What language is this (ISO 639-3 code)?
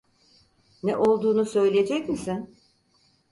tur